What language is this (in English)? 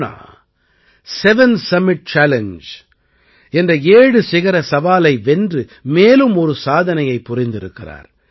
Tamil